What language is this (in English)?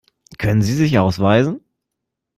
German